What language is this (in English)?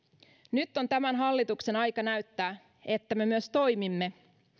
Finnish